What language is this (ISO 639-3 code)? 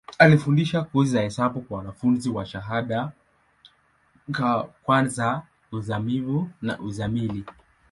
swa